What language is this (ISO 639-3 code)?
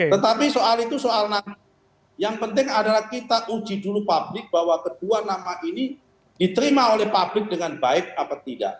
ind